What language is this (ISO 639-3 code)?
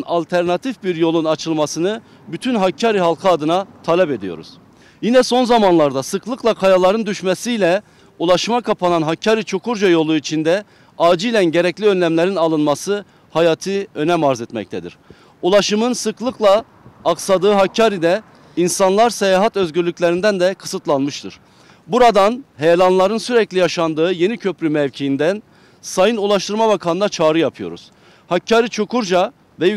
tur